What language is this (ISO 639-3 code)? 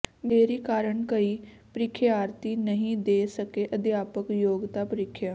pan